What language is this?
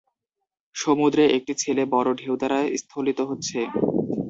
Bangla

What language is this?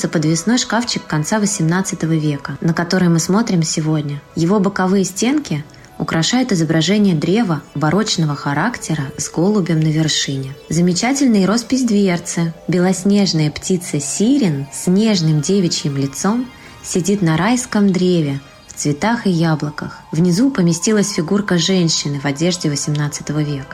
Russian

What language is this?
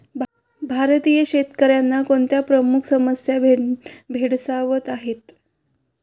Marathi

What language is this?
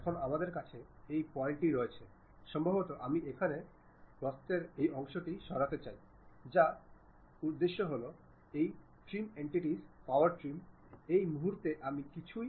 Bangla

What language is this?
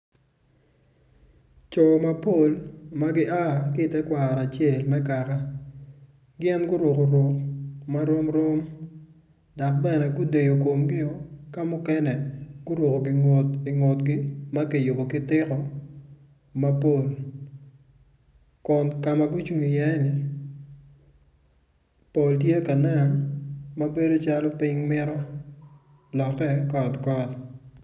Acoli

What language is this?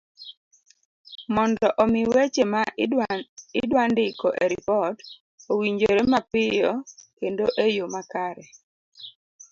Luo (Kenya and Tanzania)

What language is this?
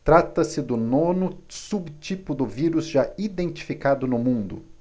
Portuguese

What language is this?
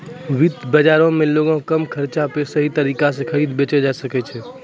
Maithili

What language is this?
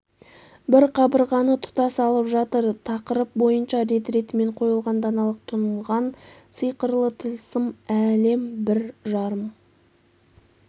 Kazakh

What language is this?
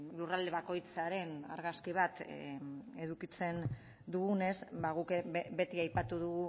Basque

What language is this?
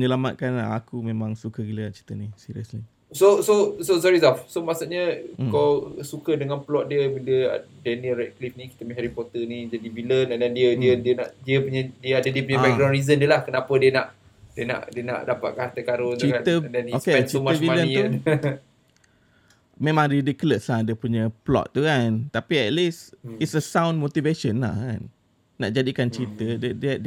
Malay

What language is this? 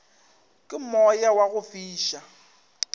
Northern Sotho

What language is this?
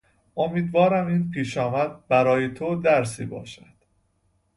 Persian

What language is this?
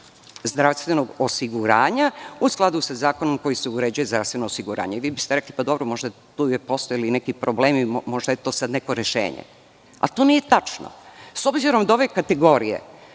Serbian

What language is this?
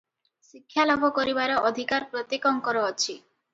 Odia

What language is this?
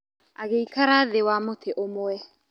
Kikuyu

